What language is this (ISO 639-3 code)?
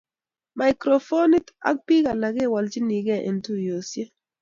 kln